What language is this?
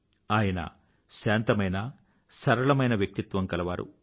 Telugu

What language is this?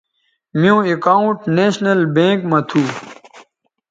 Bateri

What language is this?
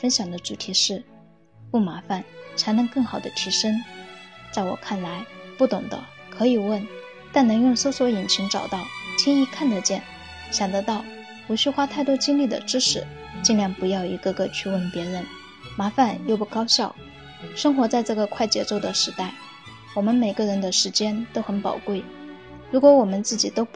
Chinese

